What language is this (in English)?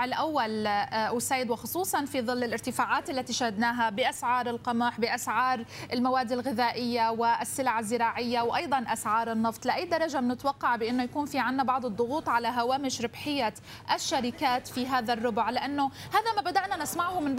Arabic